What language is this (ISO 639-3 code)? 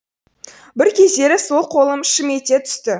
kaz